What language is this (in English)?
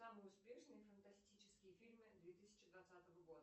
Russian